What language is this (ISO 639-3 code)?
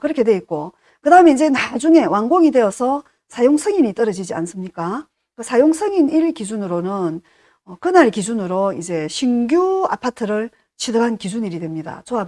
kor